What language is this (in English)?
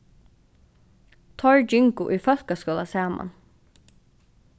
Faroese